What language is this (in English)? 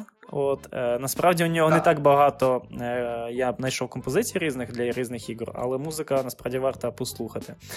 Ukrainian